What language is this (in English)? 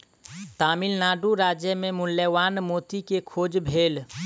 Maithili